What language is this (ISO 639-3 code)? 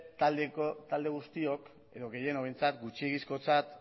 eus